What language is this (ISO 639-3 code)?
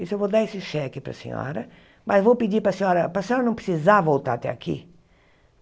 por